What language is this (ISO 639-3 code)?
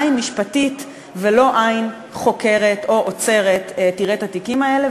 heb